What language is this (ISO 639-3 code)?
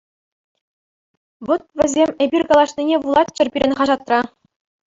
chv